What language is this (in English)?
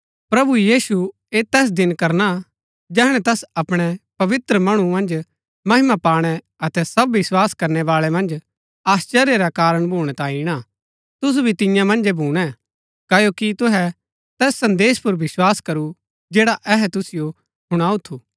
Gaddi